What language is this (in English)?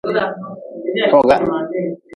Nawdm